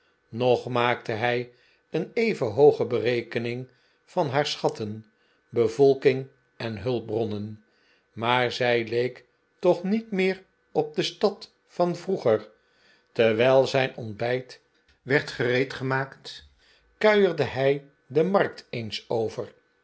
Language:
Dutch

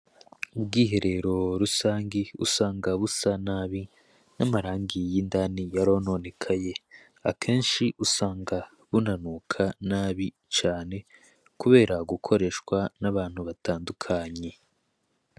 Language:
Rundi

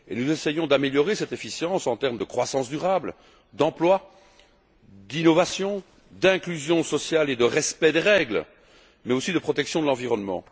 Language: French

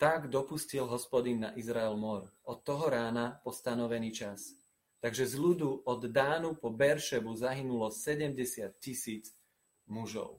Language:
Slovak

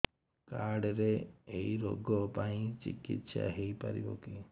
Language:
Odia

